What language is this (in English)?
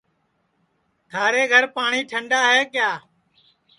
Sansi